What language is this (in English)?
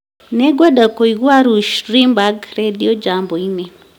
Kikuyu